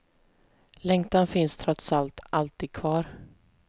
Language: Swedish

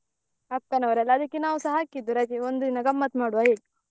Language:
Kannada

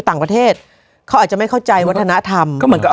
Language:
Thai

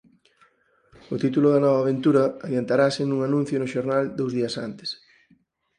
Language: Galician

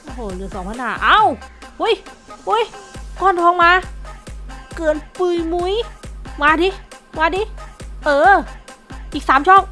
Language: Thai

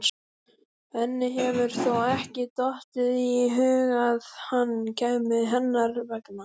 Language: Icelandic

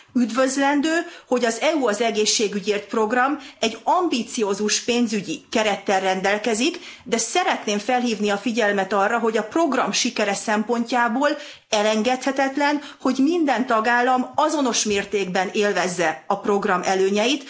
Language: Hungarian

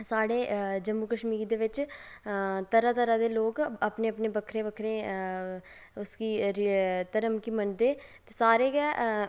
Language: Dogri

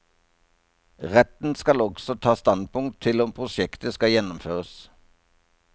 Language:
Norwegian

